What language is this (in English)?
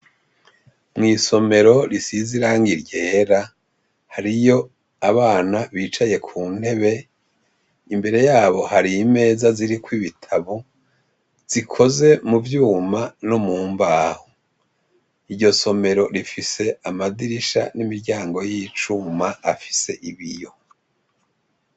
Rundi